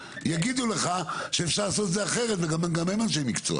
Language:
Hebrew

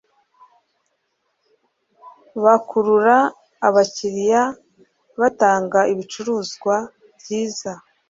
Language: Kinyarwanda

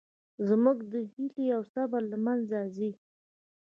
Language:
Pashto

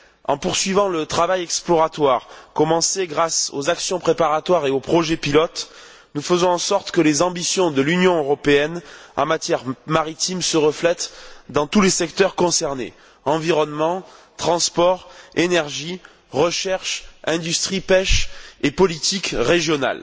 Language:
French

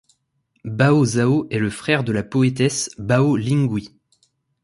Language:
French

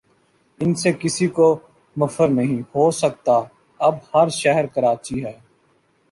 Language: Urdu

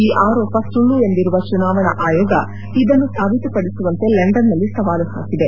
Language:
Kannada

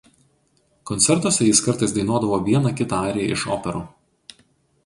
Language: Lithuanian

